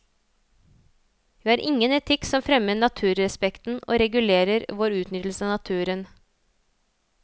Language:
Norwegian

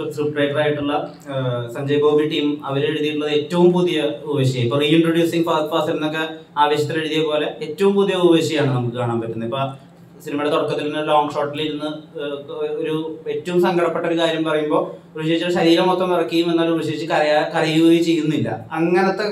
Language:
Malayalam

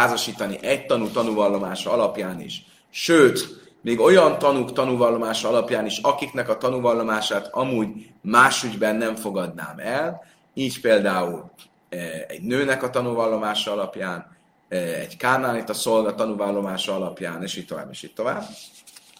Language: Hungarian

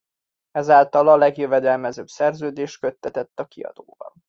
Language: Hungarian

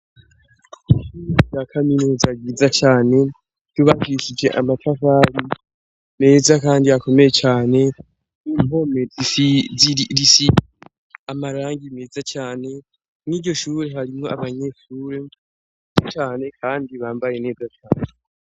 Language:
Rundi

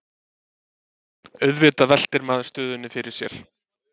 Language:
Icelandic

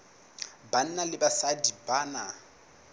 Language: Southern Sotho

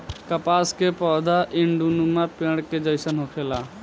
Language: Bhojpuri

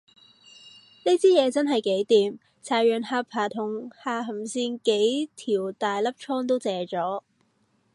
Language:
Cantonese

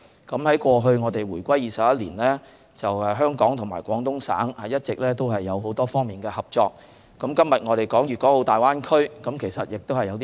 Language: Cantonese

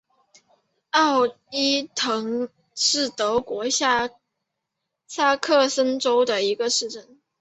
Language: Chinese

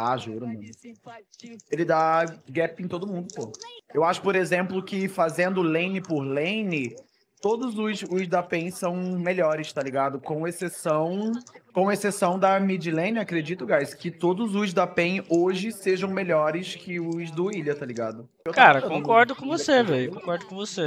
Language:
Portuguese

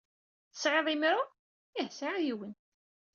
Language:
Kabyle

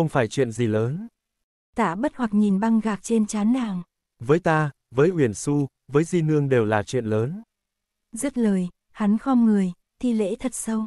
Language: Vietnamese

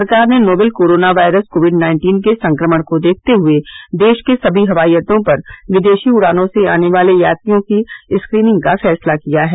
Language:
Hindi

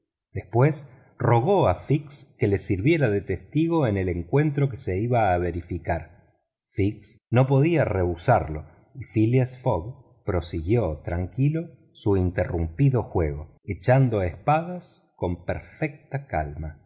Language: Spanish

